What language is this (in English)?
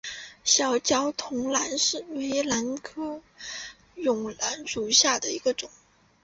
Chinese